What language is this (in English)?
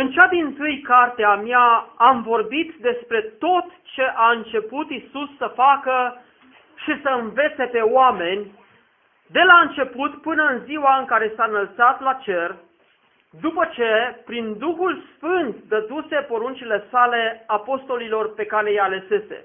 Romanian